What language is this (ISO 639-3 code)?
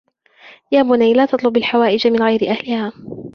ara